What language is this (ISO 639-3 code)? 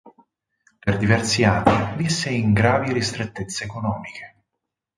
ita